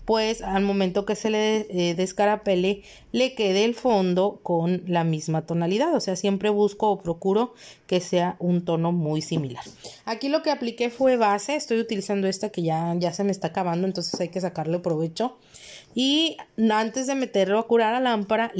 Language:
Spanish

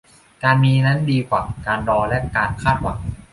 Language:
Thai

